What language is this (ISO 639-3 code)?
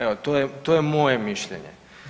hrv